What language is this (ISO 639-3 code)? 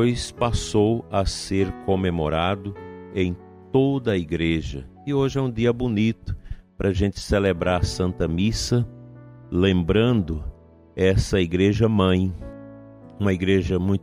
por